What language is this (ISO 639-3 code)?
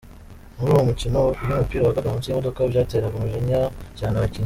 kin